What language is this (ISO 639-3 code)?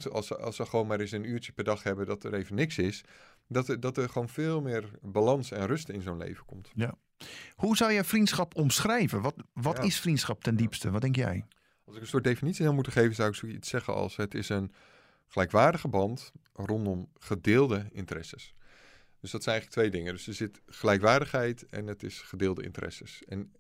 nld